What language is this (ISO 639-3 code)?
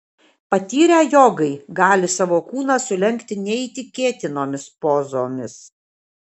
lit